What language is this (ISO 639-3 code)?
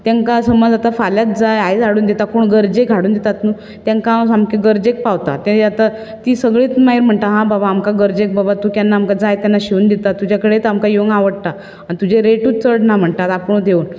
kok